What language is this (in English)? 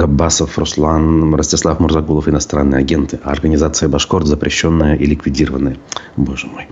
Russian